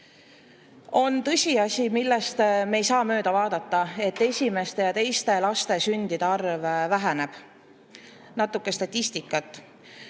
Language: Estonian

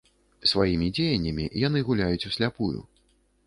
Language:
Belarusian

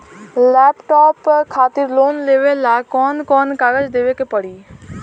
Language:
Bhojpuri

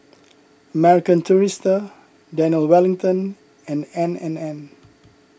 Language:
English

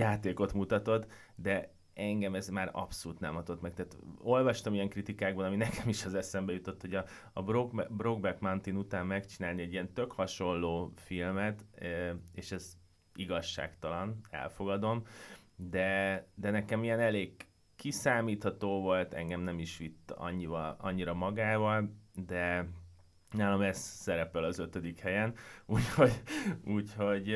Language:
Hungarian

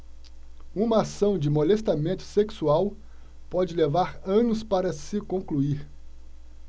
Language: Portuguese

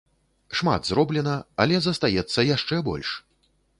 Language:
Belarusian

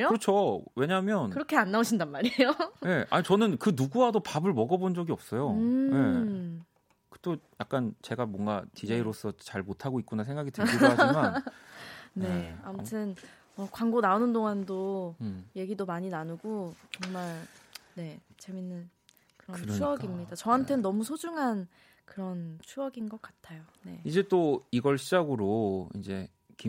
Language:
Korean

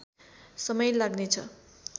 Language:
Nepali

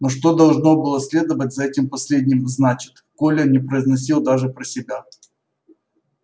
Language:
Russian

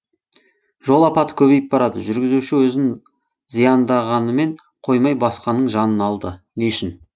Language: Kazakh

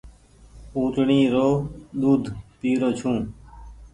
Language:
Goaria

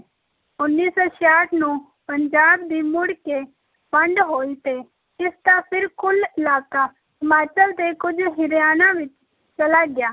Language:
Punjabi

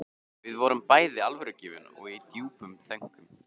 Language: Icelandic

